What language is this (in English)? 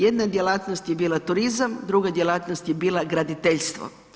Croatian